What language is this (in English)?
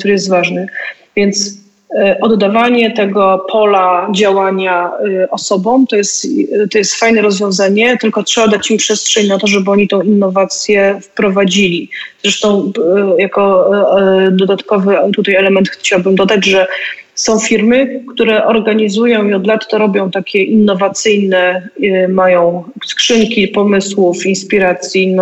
Polish